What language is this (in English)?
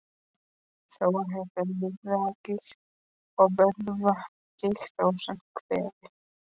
Icelandic